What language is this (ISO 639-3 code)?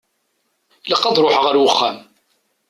kab